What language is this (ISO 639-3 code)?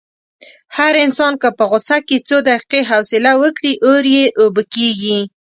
pus